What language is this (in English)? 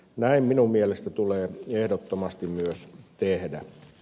Finnish